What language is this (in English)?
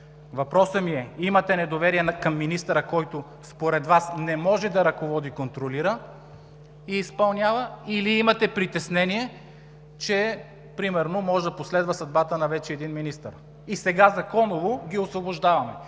Bulgarian